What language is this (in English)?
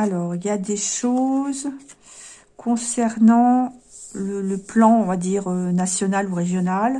French